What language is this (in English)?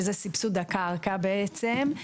Hebrew